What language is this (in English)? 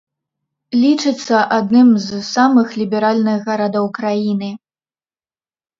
Belarusian